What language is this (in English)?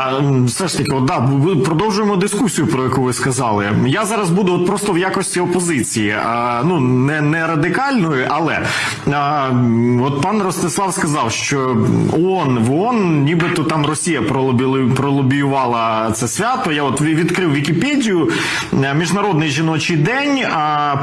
Ukrainian